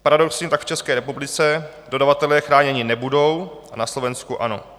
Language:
Czech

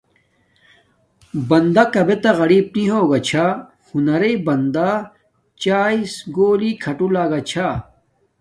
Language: Domaaki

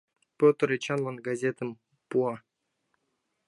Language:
Mari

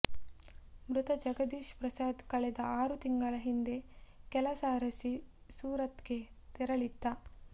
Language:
Kannada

